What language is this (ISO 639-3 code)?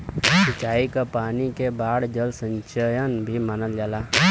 bho